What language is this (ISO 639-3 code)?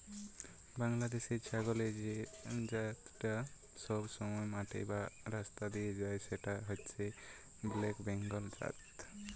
ben